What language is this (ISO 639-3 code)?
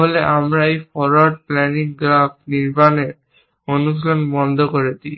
ben